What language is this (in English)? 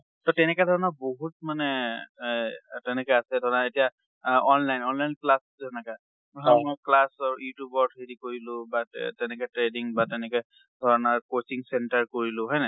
Assamese